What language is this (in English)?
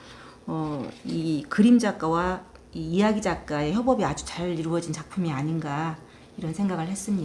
Korean